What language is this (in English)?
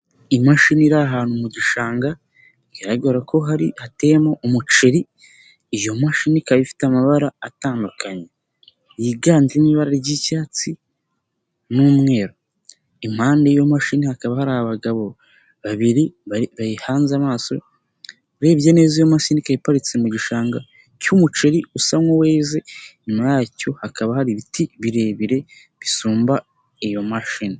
Kinyarwanda